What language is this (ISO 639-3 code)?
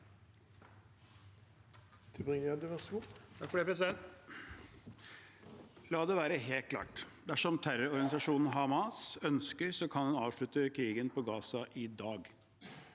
nor